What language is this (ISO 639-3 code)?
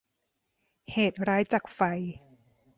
tha